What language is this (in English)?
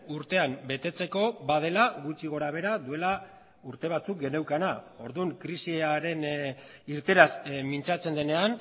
Basque